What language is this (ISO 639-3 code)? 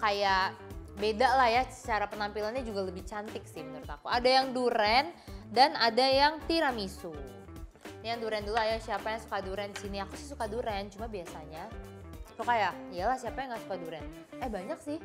ind